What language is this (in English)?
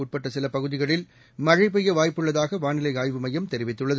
Tamil